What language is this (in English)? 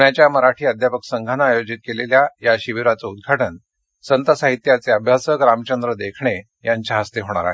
Marathi